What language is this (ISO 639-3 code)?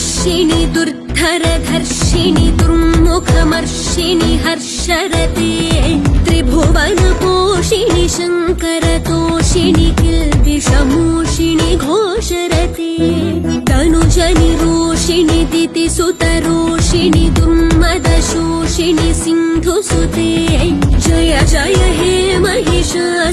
hin